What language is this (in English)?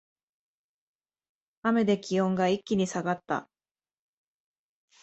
Japanese